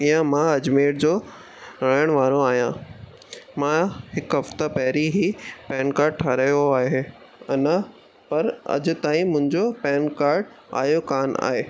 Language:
Sindhi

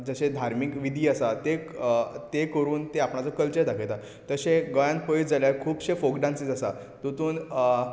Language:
Konkani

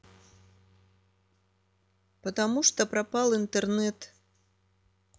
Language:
Russian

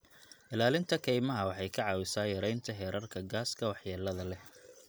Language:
Somali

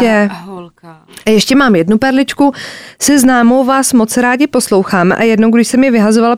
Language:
Czech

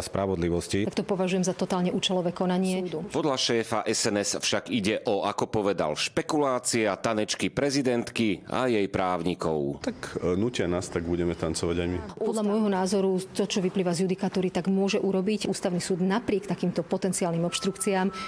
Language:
Slovak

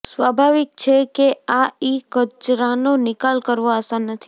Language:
Gujarati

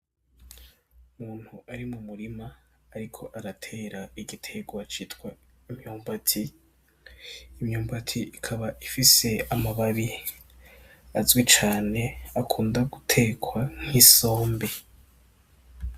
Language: Rundi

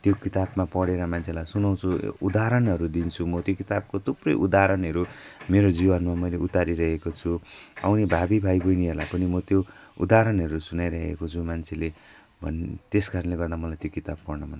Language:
Nepali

